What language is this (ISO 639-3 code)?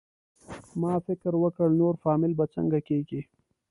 pus